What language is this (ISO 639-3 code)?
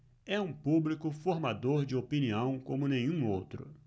por